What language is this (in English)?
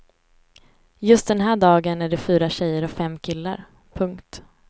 Swedish